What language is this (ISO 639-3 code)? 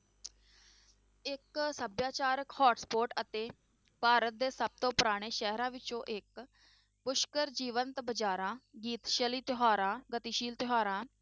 pan